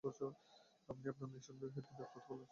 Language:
Bangla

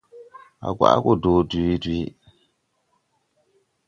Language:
Tupuri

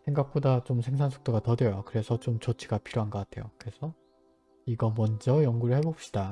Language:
Korean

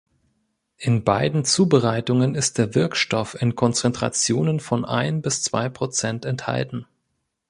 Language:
German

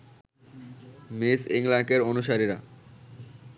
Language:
Bangla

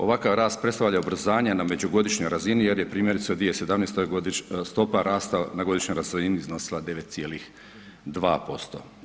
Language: Croatian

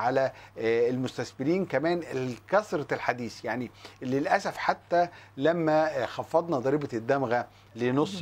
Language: Arabic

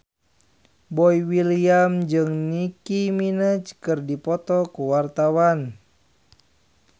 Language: Sundanese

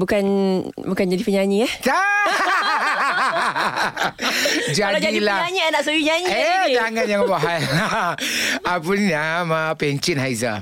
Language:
Malay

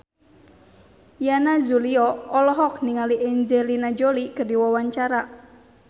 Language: Sundanese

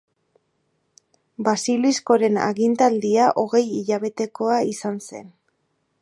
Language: Basque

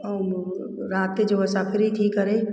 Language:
Sindhi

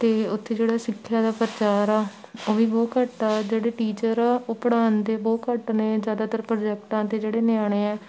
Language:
Punjabi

